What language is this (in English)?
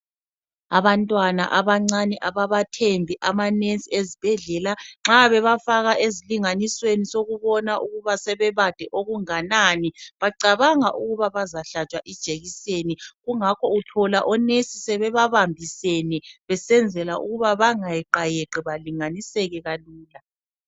North Ndebele